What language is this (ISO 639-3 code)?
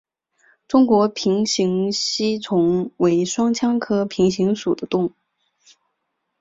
zho